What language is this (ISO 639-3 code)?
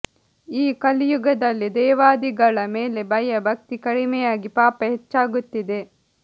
kan